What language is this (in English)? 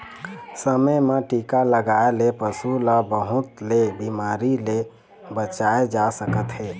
Chhattisgarhi